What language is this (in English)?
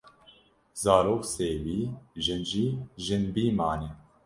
Kurdish